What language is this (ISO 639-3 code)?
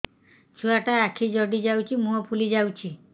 ori